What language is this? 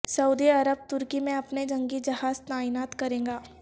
Urdu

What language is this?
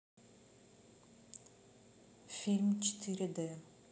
Russian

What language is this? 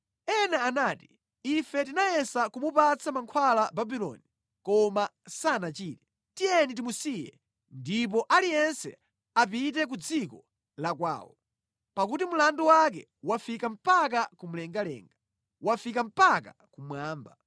Nyanja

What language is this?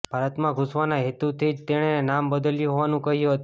Gujarati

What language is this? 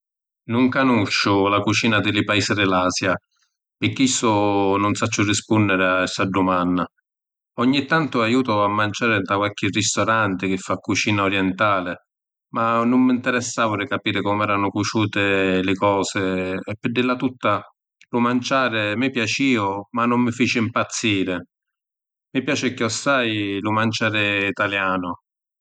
Sicilian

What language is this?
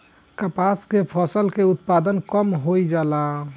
Bhojpuri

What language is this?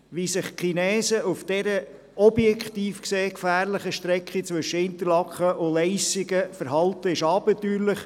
Swiss German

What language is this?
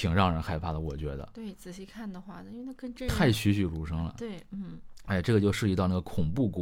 Chinese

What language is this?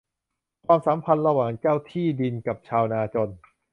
Thai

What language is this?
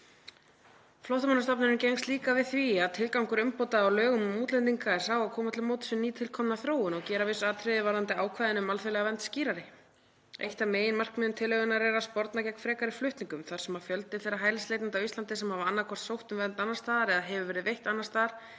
Icelandic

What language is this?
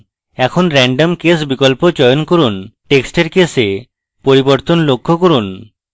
Bangla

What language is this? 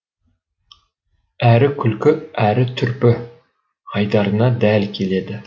Kazakh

